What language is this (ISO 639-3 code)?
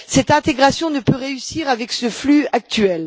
fra